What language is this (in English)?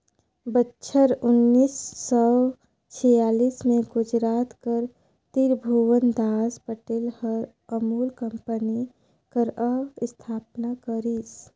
Chhattisgarhi